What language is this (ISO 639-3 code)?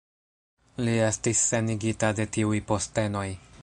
epo